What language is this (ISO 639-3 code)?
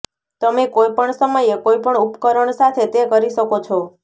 guj